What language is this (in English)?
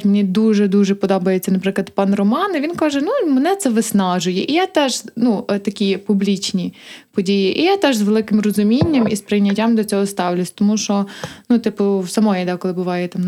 Ukrainian